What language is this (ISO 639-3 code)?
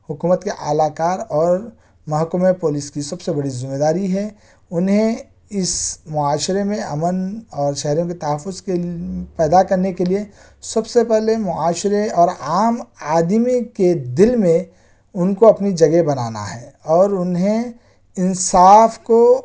urd